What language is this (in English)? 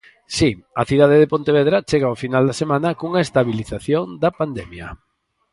Galician